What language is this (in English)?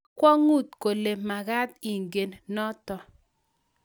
Kalenjin